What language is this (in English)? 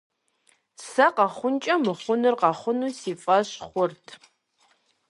Kabardian